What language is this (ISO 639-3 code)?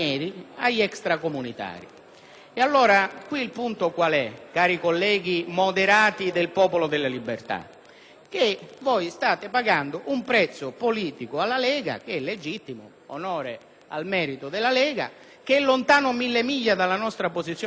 ita